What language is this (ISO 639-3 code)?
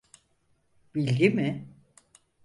tur